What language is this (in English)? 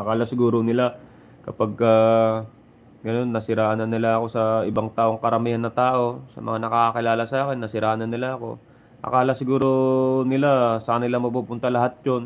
Filipino